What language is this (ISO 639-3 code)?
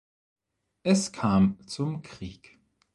deu